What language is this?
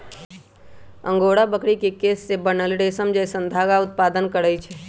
Magahi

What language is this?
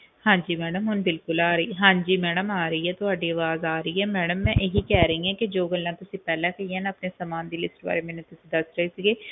Punjabi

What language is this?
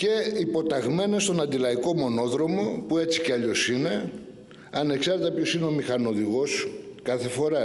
Greek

